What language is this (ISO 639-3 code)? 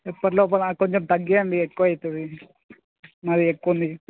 tel